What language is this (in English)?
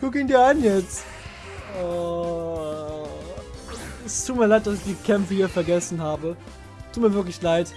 German